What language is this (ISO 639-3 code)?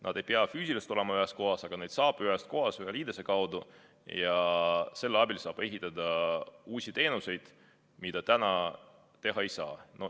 est